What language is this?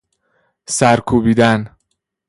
Persian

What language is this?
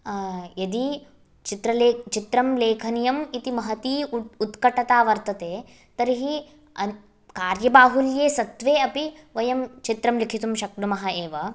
Sanskrit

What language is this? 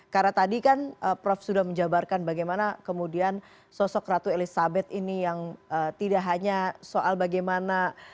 Indonesian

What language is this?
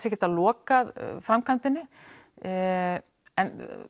Icelandic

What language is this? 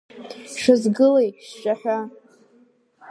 Abkhazian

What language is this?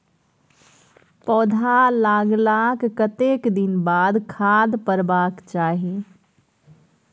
Maithili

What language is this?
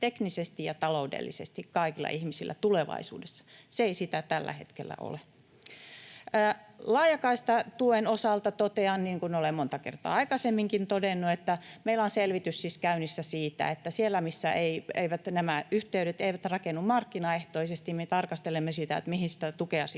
Finnish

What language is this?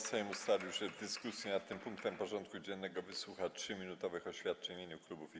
Polish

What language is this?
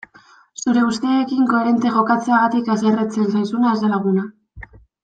Basque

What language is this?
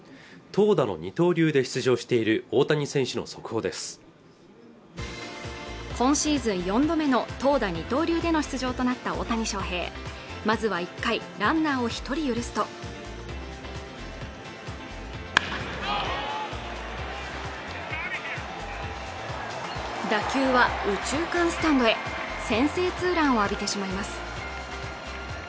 Japanese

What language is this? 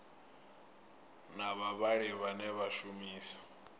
Venda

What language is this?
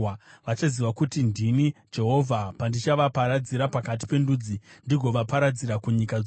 Shona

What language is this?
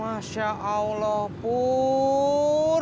Indonesian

